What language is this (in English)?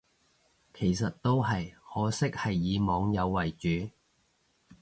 Cantonese